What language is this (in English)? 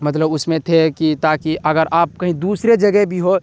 Urdu